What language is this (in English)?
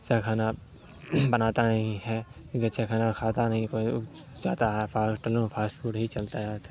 Urdu